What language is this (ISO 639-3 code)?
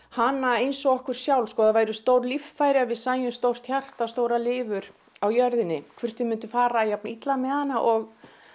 isl